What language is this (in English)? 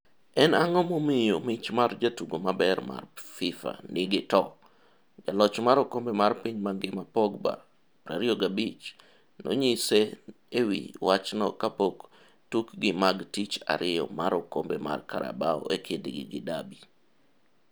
Luo (Kenya and Tanzania)